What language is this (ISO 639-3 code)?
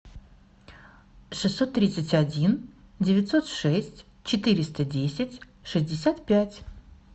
rus